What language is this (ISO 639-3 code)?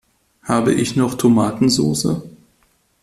deu